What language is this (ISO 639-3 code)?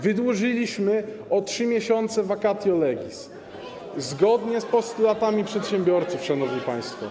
pol